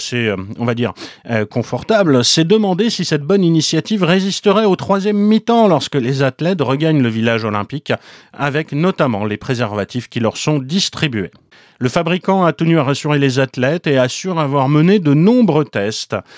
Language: French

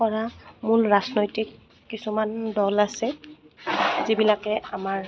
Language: Assamese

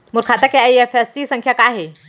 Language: Chhattisgarhi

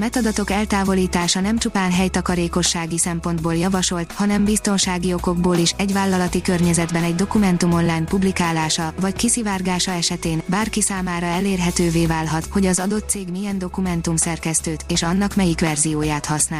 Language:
Hungarian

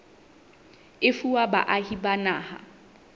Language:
Southern Sotho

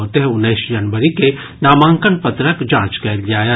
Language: Maithili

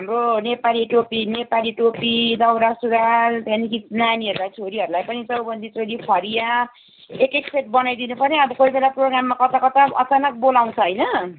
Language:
Nepali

